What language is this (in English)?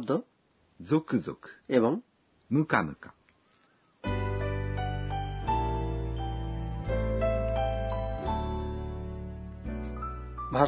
Bangla